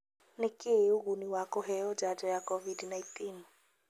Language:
Kikuyu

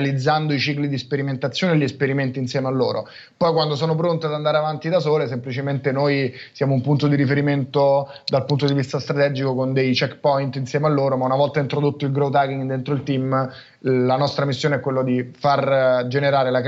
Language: Italian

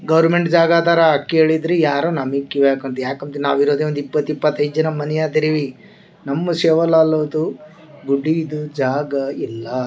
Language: Kannada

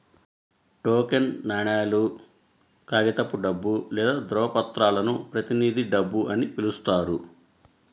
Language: Telugu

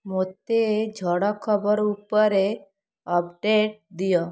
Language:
Odia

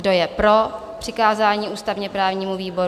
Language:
Czech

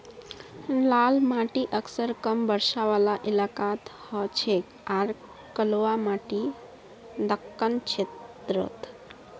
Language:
Magahi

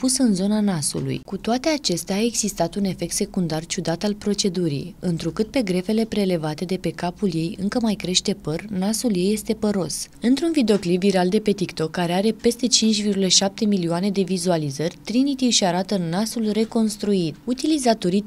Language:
Romanian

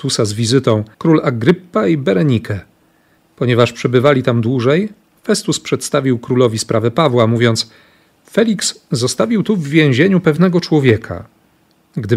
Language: Polish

